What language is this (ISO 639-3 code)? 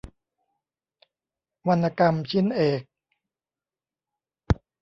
tha